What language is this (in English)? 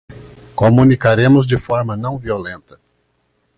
Portuguese